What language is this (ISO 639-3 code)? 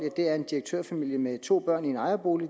dan